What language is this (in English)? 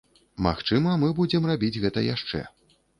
Belarusian